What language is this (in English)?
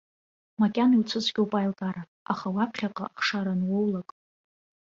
Abkhazian